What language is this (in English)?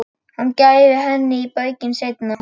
Icelandic